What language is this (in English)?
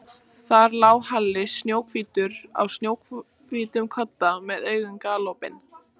Icelandic